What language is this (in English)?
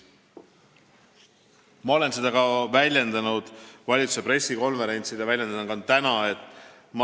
Estonian